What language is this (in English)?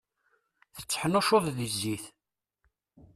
Kabyle